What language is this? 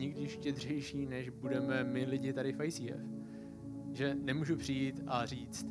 Czech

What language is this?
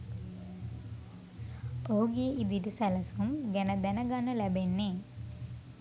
Sinhala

